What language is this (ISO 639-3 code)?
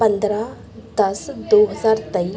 pan